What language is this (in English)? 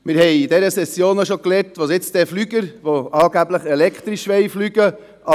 Swiss German